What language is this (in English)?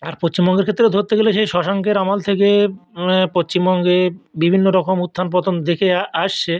Bangla